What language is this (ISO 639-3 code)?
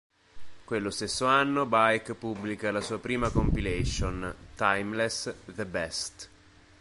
ita